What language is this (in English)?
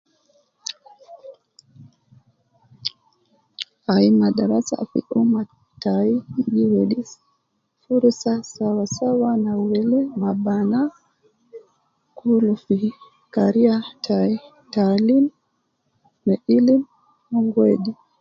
Nubi